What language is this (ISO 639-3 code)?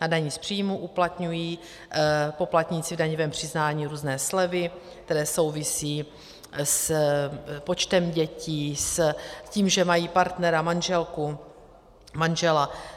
ces